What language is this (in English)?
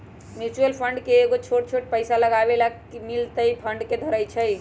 Magahi